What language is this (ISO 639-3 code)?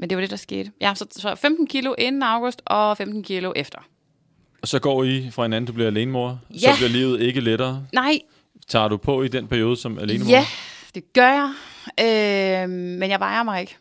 dan